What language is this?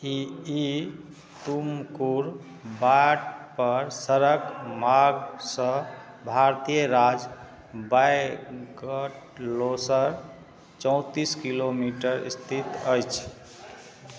Maithili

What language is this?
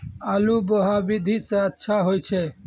Maithili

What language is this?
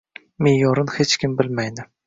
Uzbek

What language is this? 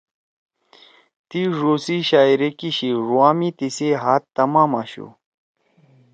Torwali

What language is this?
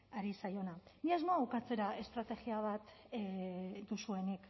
Basque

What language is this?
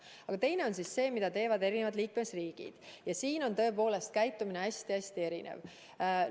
Estonian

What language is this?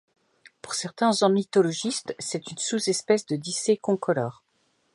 French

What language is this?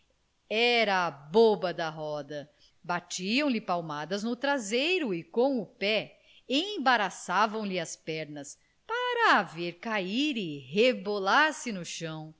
Portuguese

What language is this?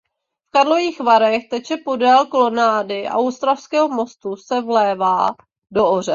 Czech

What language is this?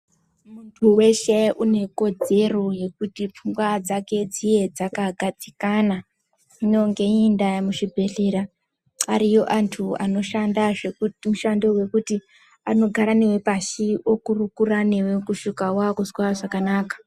Ndau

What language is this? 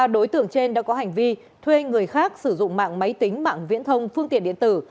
Vietnamese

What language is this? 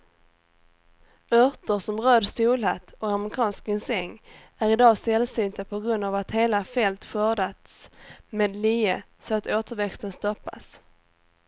Swedish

